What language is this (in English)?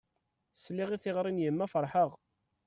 Kabyle